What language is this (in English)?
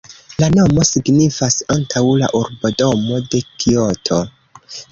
Esperanto